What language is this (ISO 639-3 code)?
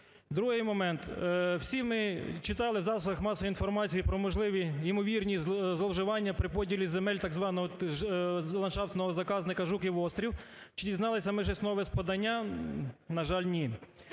ukr